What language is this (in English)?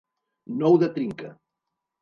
Catalan